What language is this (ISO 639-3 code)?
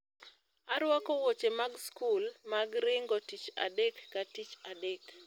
luo